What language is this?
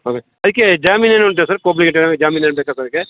Kannada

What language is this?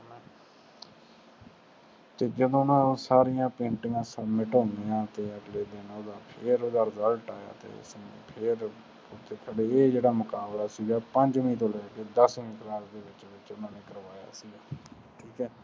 Punjabi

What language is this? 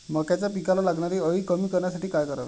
Marathi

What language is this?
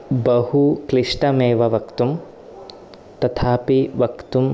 Sanskrit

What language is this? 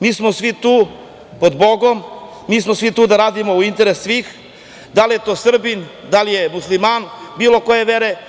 Serbian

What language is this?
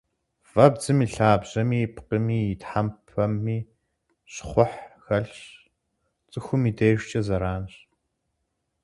Kabardian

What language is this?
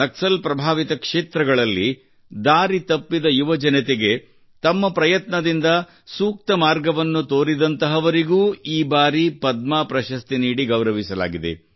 Kannada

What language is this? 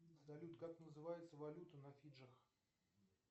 Russian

